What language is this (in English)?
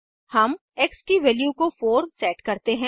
Hindi